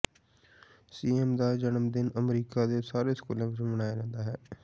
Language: Punjabi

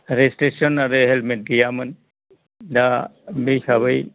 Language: Bodo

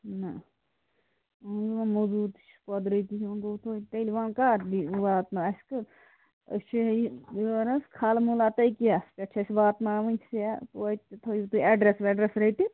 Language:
Kashmiri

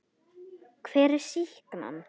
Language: Icelandic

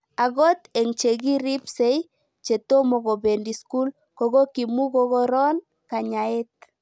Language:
Kalenjin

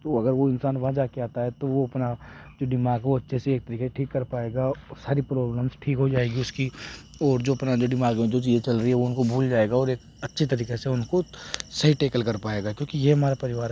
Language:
Hindi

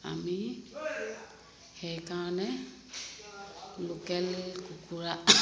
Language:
Assamese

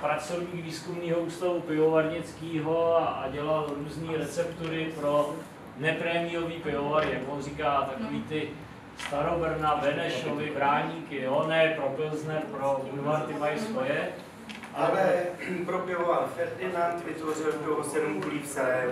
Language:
Czech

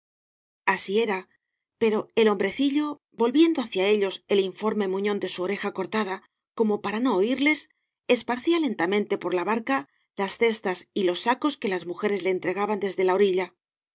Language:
Spanish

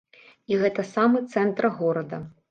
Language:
Belarusian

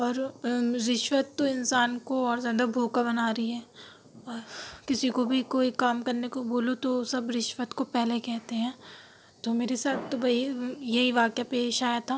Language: Urdu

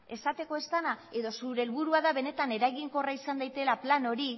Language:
Basque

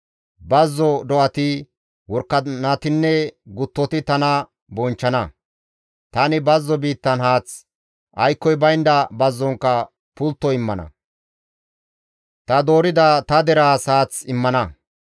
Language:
Gamo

